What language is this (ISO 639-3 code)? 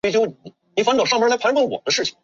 zho